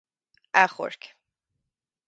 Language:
Irish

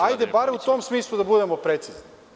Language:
Serbian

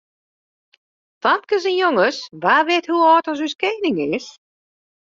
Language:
Western Frisian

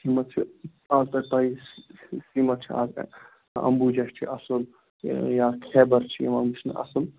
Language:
Kashmiri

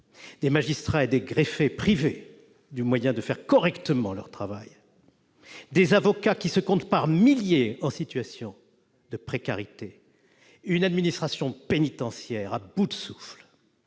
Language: French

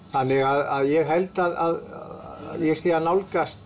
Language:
Icelandic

